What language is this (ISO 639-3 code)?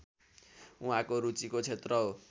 nep